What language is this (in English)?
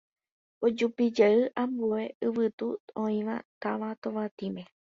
Guarani